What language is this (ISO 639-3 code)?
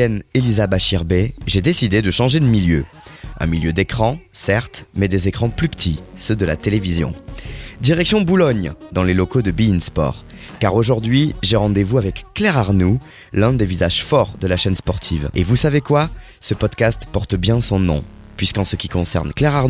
fra